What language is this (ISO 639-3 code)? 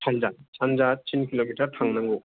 brx